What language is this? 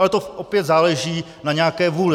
Czech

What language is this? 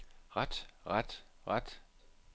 Danish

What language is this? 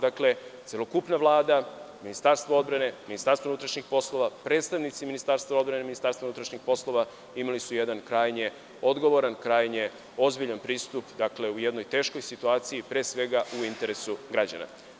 Serbian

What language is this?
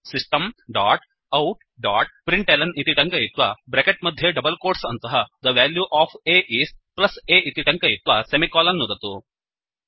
Sanskrit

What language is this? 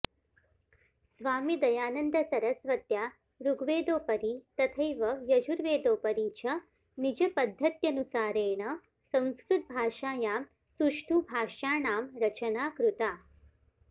Sanskrit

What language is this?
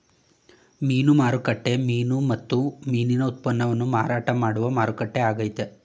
Kannada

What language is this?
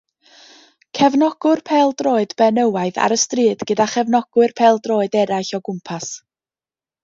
Welsh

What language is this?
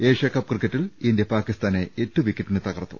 Malayalam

